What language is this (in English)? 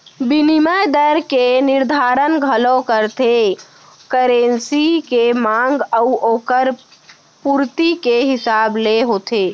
Chhattisgarhi